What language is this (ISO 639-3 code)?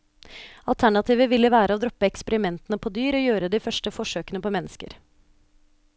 nor